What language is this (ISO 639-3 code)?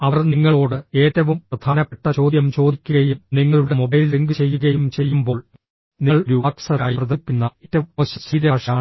mal